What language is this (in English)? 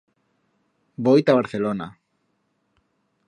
Aragonese